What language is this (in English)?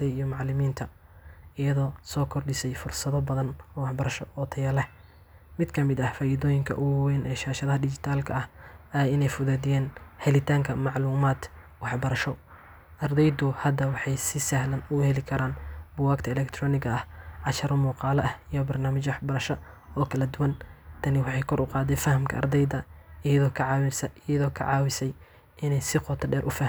Somali